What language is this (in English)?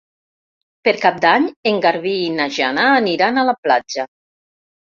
Catalan